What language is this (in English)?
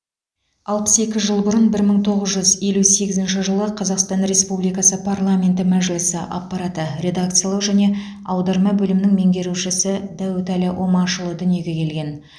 Kazakh